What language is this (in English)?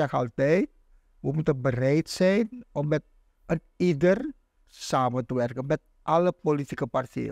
Dutch